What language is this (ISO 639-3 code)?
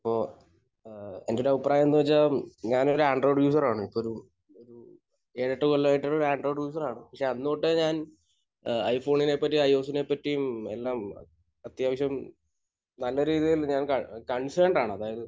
mal